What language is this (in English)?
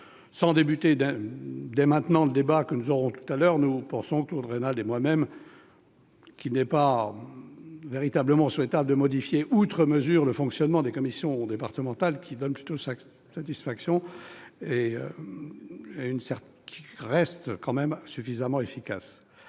French